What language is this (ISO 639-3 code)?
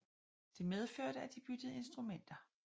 dan